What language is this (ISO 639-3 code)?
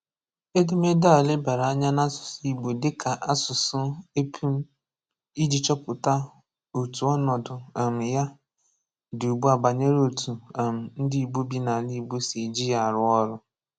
ibo